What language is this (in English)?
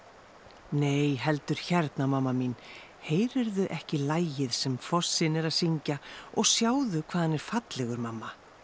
Icelandic